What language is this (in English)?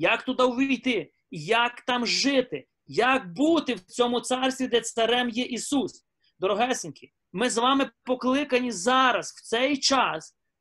Ukrainian